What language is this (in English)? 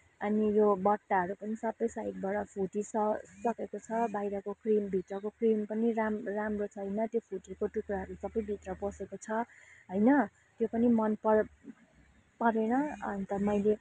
Nepali